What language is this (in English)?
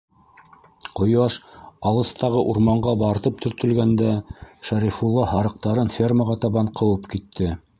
Bashkir